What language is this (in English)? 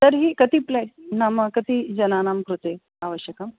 Sanskrit